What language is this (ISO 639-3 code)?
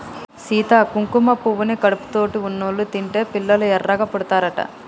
tel